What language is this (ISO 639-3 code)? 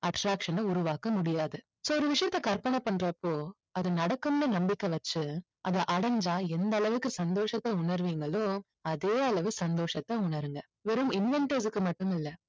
tam